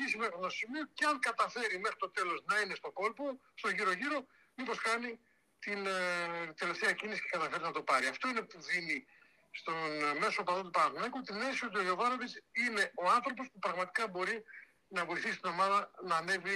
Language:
Greek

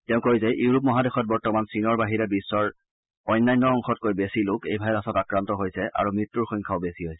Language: Assamese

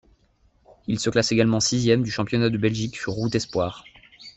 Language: French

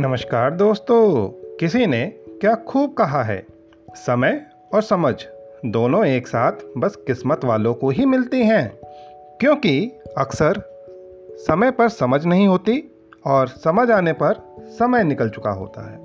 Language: Hindi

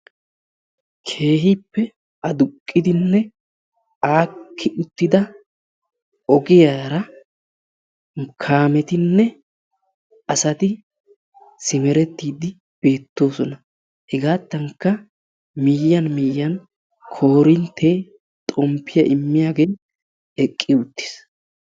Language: Wolaytta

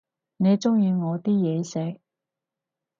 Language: Cantonese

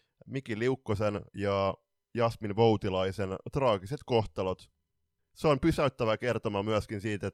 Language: Finnish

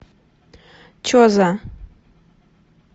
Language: Russian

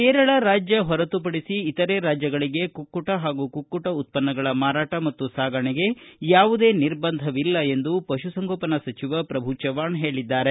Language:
Kannada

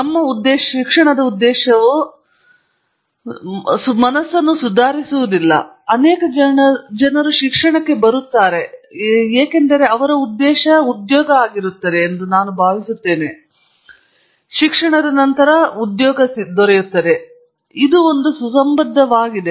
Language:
Kannada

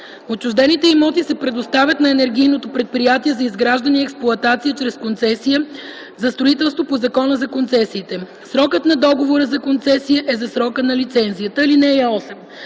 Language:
Bulgarian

